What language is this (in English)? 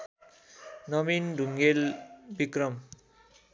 Nepali